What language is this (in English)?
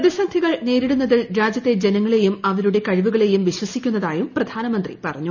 Malayalam